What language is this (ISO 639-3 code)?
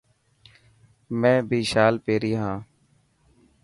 mki